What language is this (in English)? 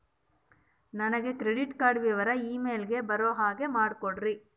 Kannada